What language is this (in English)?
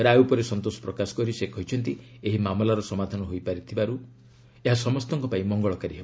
Odia